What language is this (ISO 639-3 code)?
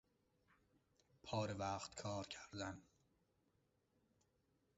fas